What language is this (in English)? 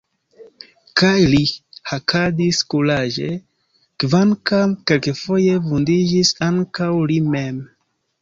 Esperanto